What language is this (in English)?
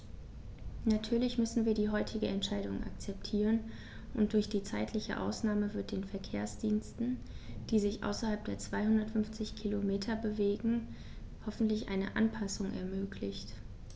German